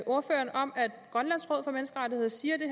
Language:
Danish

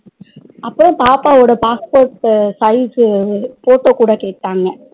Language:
Tamil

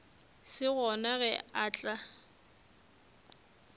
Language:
Northern Sotho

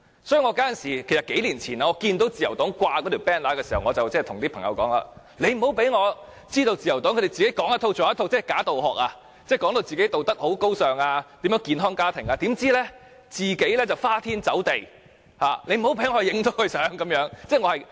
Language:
Cantonese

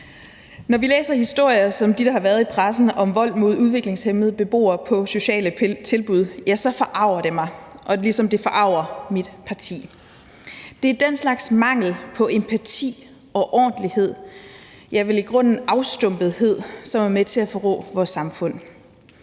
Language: Danish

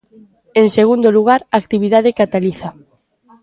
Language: Galician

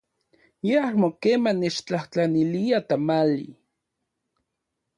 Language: Central Puebla Nahuatl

